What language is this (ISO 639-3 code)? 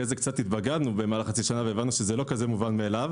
heb